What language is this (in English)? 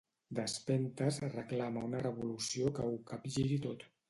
Catalan